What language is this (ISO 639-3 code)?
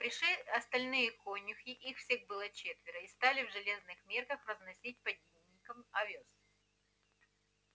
rus